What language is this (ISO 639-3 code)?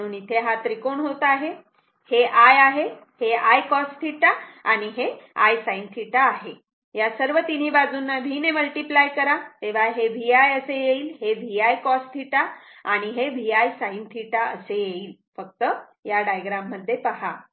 mar